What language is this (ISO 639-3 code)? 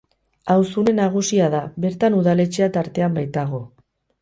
eus